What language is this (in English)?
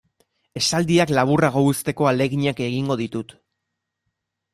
Basque